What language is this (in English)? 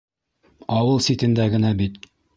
Bashkir